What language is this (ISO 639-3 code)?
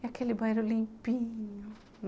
por